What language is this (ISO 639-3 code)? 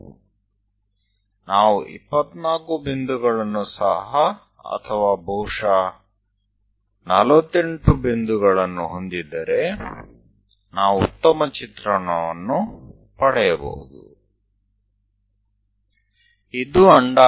guj